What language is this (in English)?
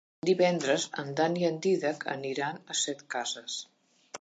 Catalan